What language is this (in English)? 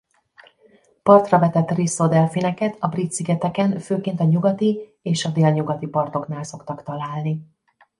Hungarian